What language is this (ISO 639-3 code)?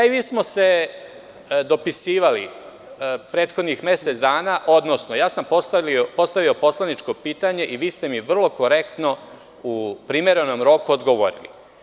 srp